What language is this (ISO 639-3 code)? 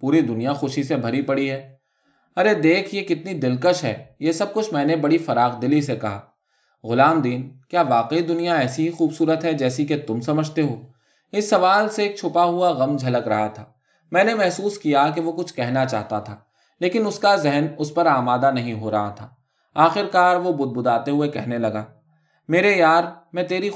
urd